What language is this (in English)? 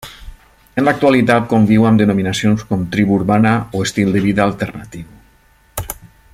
Catalan